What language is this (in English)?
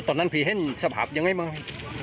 Thai